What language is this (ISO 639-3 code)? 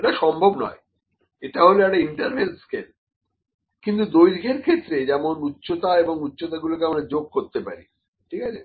ben